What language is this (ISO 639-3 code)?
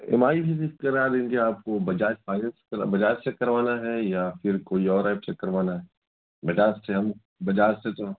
urd